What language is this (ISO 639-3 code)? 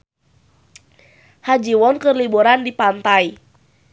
sun